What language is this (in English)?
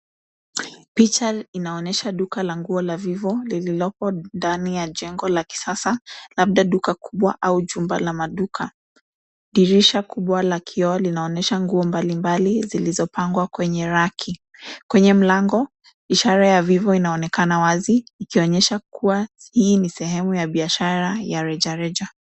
Swahili